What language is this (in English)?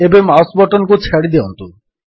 Odia